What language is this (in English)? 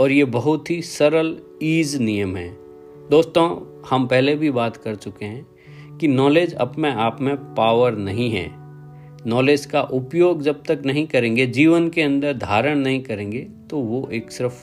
Hindi